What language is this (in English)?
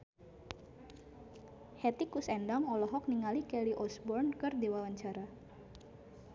Sundanese